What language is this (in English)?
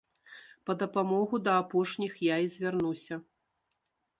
Belarusian